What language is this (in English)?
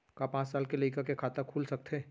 Chhattisgarhi